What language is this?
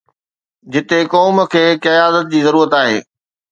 Sindhi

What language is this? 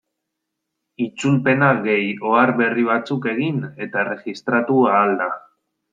Basque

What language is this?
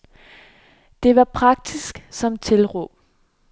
Danish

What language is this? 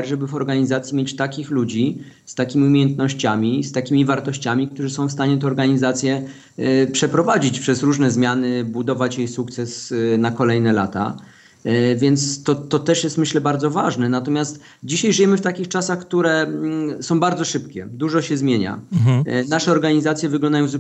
Polish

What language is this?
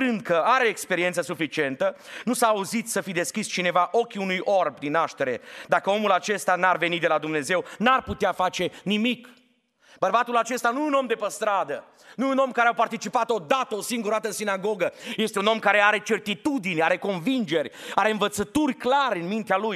Romanian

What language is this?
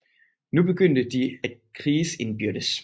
Danish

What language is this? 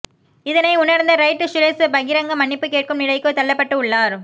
Tamil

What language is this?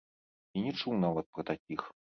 Belarusian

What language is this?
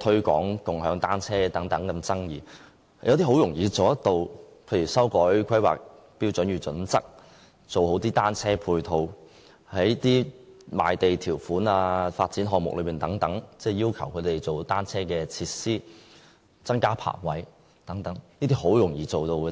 Cantonese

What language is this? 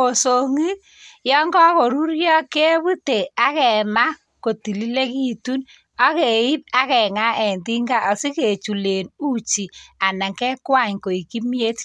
Kalenjin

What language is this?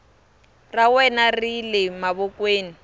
Tsonga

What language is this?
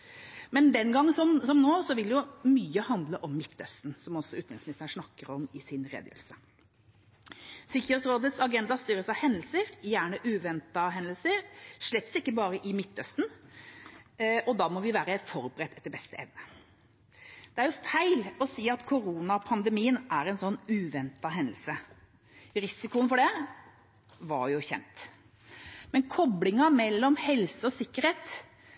Norwegian Bokmål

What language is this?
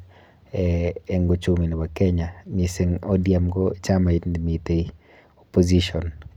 Kalenjin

